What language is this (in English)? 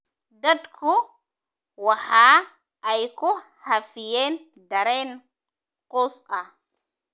Somali